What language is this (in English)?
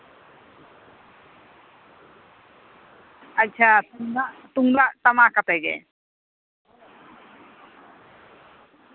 Santali